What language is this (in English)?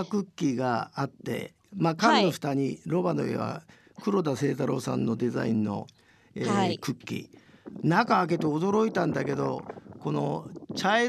Japanese